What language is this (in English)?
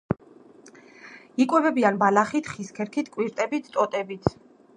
Georgian